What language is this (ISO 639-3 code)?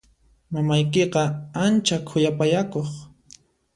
qxp